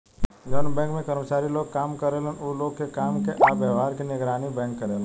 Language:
Bhojpuri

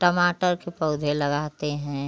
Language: Hindi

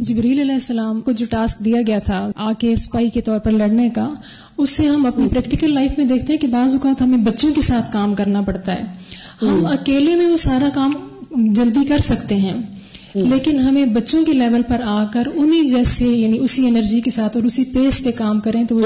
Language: Urdu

